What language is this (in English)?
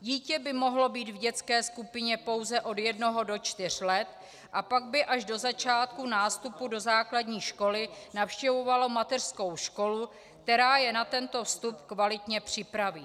Czech